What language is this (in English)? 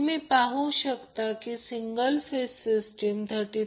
Marathi